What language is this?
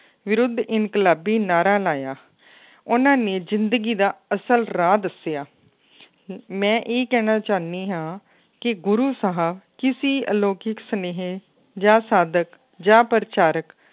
Punjabi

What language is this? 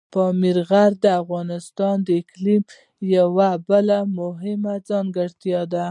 Pashto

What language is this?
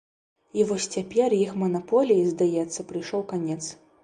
Belarusian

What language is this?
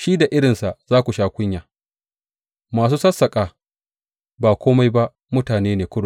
Hausa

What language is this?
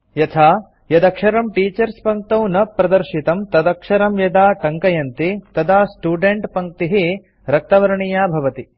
Sanskrit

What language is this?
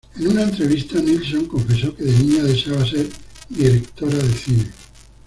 Spanish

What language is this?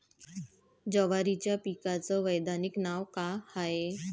Marathi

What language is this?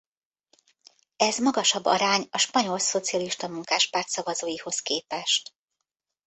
Hungarian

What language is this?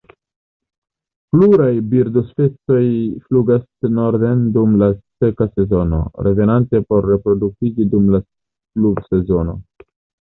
Esperanto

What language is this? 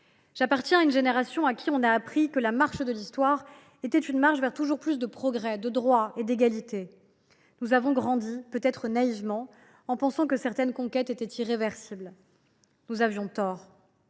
French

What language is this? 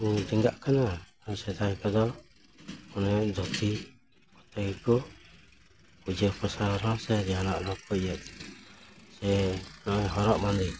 Santali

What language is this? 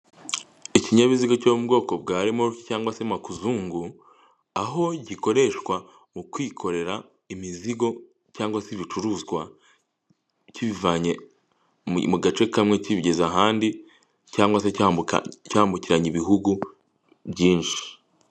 Kinyarwanda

